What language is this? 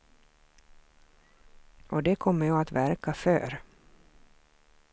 Swedish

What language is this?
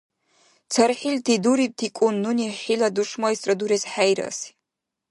Dargwa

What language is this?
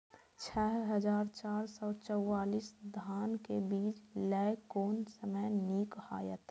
Maithili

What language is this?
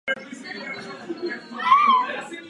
Czech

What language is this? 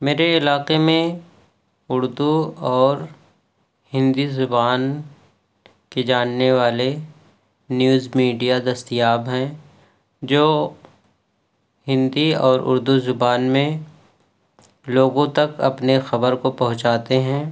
Urdu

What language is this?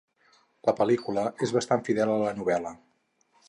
Catalan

